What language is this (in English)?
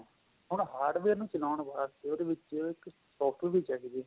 Punjabi